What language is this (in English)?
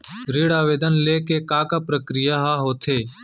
Chhattisgarhi